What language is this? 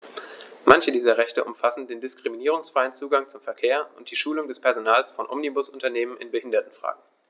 German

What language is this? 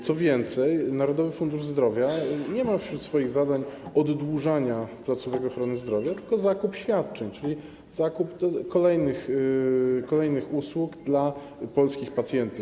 Polish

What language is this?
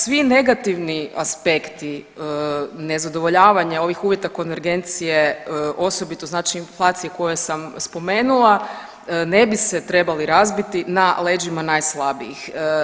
Croatian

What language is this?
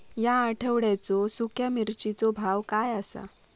Marathi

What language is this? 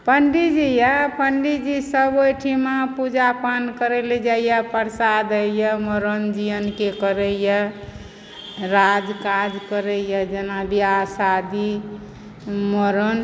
Maithili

